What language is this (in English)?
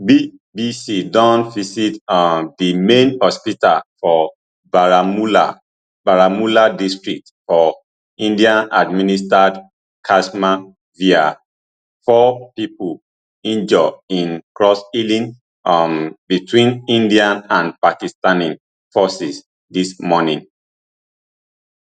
Nigerian Pidgin